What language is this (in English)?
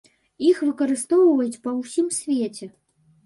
Belarusian